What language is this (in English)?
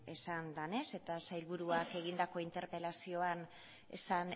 Basque